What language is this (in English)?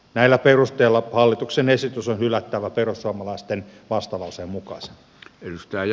Finnish